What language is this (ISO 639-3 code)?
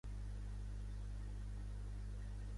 cat